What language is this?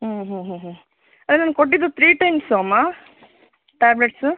Kannada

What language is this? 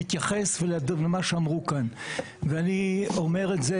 Hebrew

